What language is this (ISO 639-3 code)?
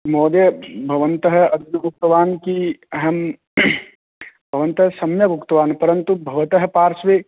san